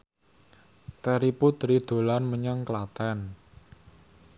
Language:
Javanese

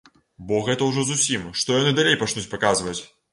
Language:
Belarusian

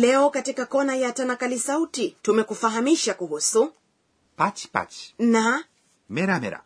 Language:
Swahili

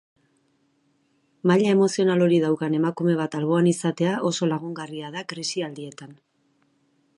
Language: Basque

